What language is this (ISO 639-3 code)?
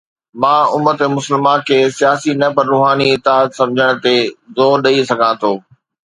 snd